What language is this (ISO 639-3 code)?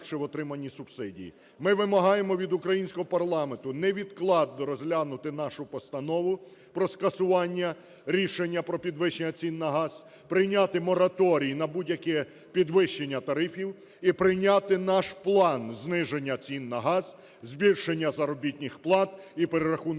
ukr